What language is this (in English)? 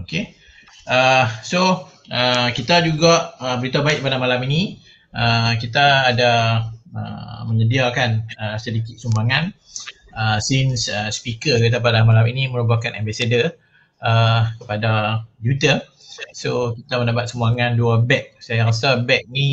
Malay